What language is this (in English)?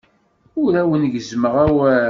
Kabyle